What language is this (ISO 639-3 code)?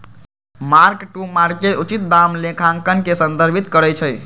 mag